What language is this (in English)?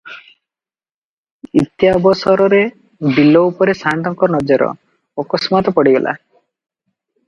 Odia